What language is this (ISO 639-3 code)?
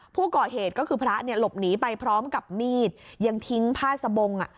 tha